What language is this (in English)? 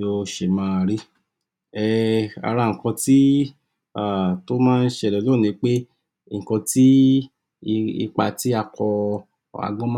Yoruba